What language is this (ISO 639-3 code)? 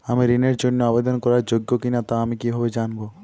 ben